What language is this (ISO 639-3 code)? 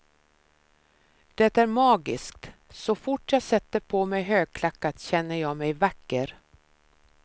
swe